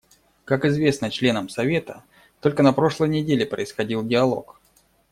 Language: Russian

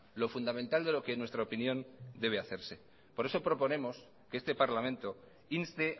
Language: Spanish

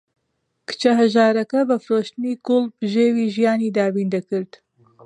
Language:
Central Kurdish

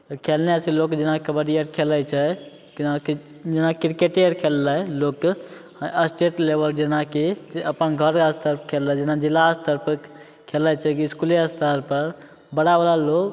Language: Maithili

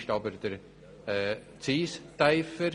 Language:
Swiss German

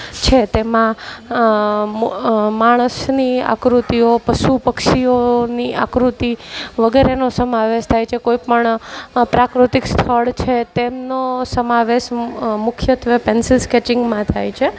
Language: Gujarati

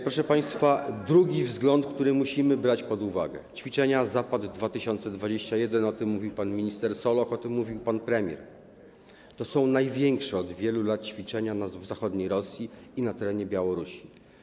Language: Polish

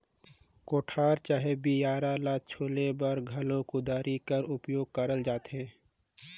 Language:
Chhattisgarhi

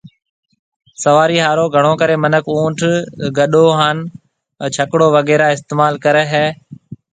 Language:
Marwari (Pakistan)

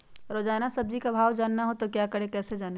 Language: Magahi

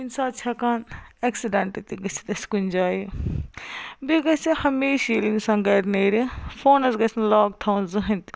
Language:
Kashmiri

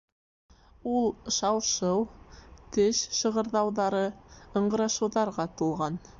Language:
Bashkir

